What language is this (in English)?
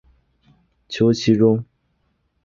Chinese